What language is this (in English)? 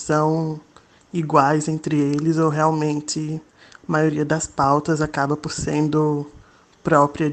Portuguese